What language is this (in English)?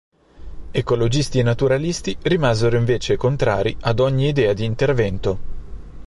Italian